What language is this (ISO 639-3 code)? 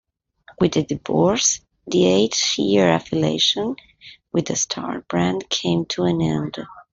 eng